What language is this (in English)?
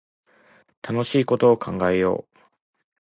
Japanese